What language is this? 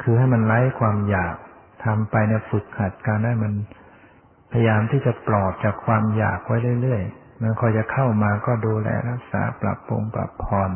Thai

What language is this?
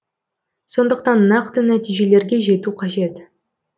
Kazakh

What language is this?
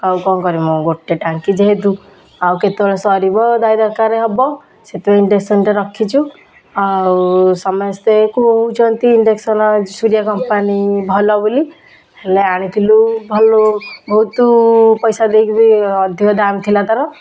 Odia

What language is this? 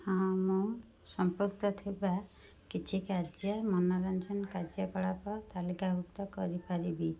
Odia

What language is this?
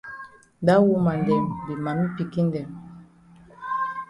Cameroon Pidgin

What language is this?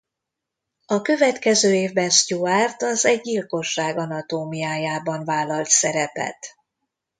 Hungarian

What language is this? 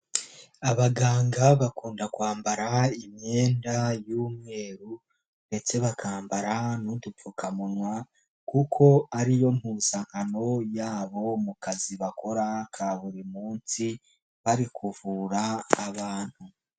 Kinyarwanda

